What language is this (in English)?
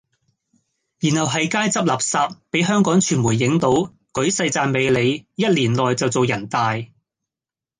Cantonese